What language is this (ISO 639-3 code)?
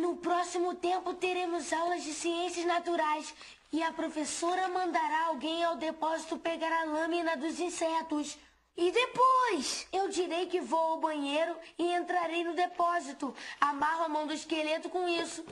por